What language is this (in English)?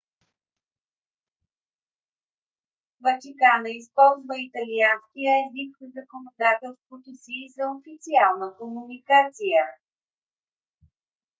Bulgarian